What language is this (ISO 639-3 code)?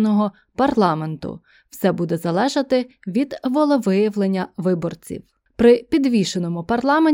ukr